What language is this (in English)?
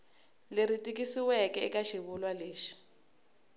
Tsonga